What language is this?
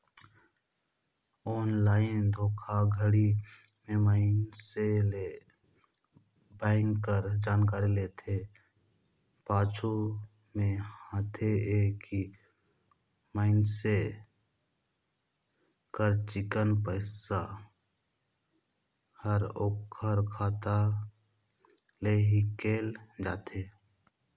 Chhattisgarhi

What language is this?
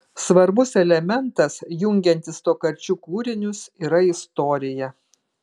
Lithuanian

